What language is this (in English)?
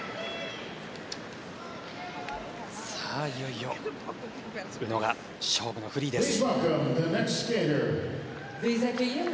Japanese